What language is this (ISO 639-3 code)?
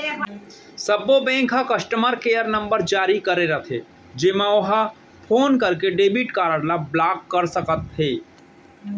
hne